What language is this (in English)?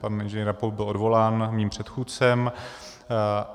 Czech